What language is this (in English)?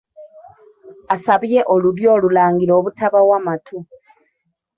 Ganda